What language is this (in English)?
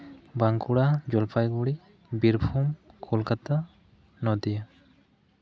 Santali